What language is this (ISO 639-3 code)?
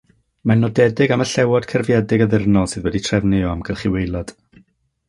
cym